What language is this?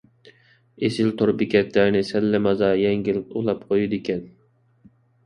Uyghur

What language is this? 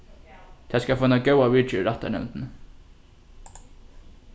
Faroese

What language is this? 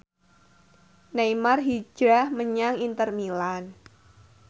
Javanese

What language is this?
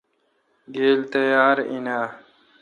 Kalkoti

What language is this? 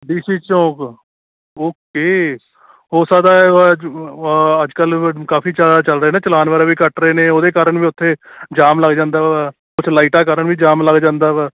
Punjabi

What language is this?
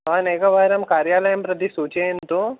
Sanskrit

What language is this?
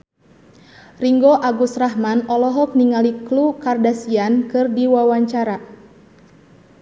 Sundanese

